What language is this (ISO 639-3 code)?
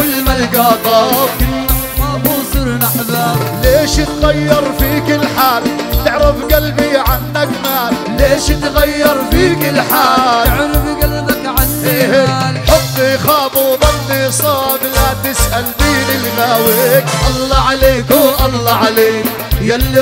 ara